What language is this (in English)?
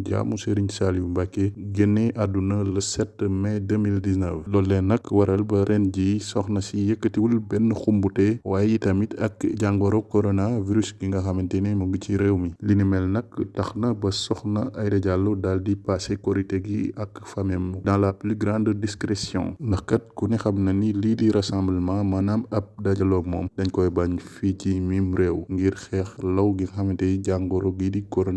Dutch